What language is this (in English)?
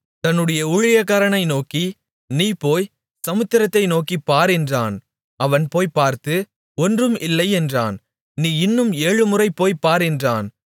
Tamil